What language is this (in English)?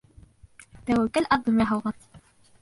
Bashkir